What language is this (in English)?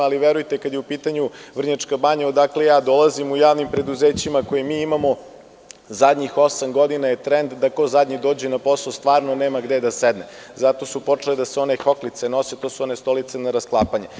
Serbian